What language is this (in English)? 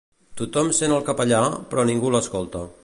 Catalan